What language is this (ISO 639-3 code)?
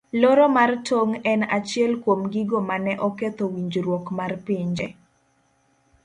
luo